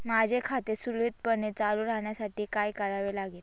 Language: Marathi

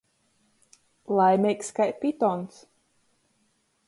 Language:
Latgalian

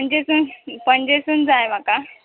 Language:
Konkani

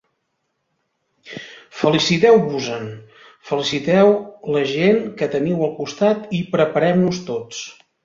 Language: Catalan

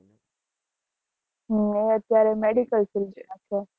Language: Gujarati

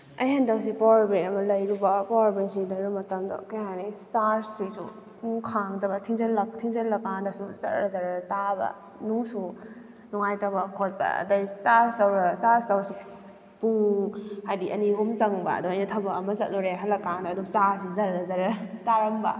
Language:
Manipuri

